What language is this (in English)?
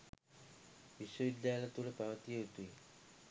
Sinhala